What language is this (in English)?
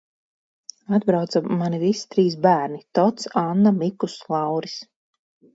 Latvian